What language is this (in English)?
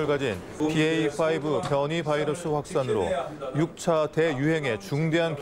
Korean